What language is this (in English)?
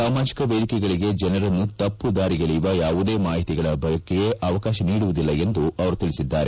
Kannada